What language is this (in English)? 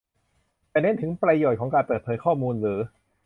Thai